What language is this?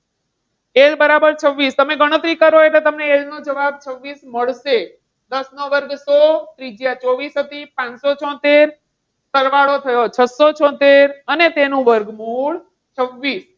Gujarati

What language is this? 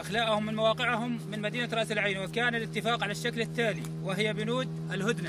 Arabic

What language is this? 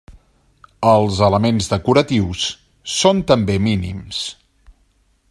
Catalan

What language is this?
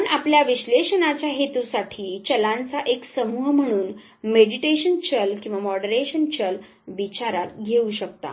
Marathi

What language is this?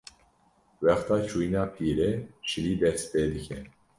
Kurdish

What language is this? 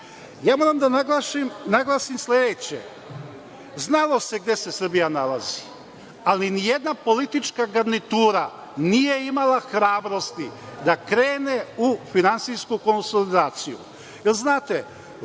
Serbian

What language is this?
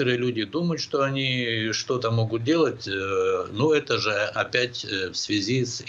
Russian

